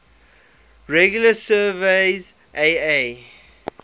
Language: English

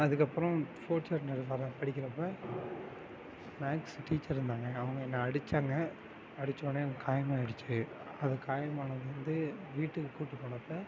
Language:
Tamil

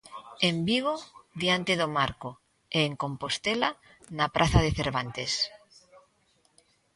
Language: Galician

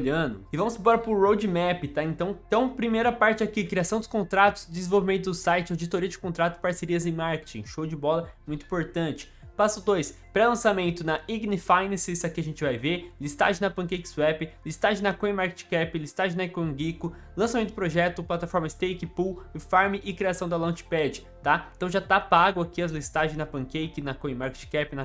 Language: Portuguese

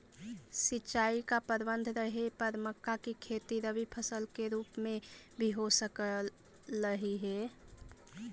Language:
Magahi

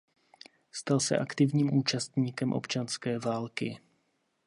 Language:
Czech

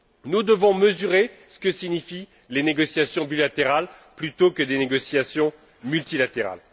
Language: French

